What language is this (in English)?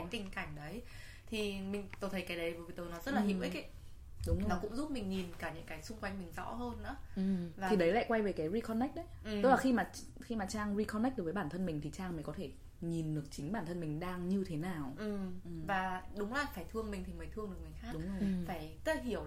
Vietnamese